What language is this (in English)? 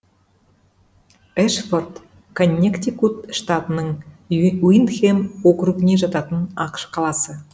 Kazakh